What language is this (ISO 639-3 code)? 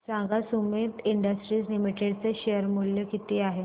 mar